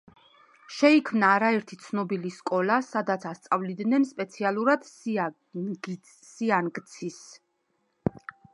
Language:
Georgian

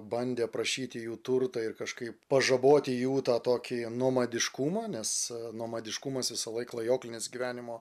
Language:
Lithuanian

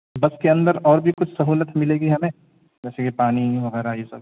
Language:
Urdu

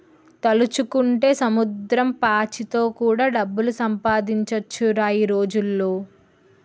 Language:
Telugu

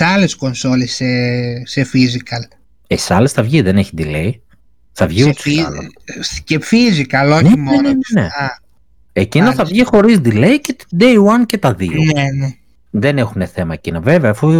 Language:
Greek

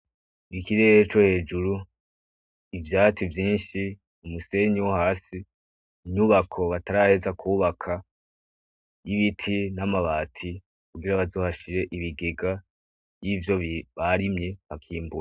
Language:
Rundi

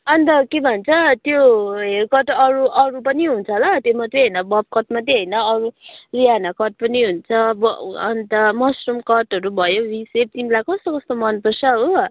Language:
Nepali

